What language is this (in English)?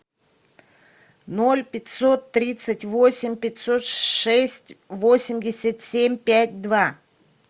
Russian